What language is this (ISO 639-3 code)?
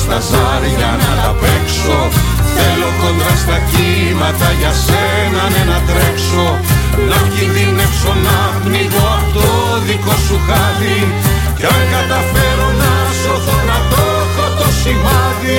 ell